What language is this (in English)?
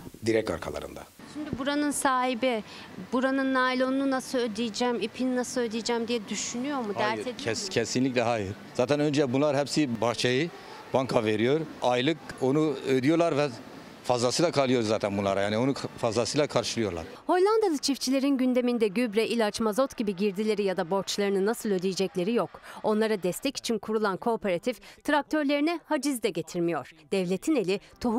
Turkish